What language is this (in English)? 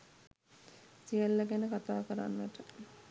Sinhala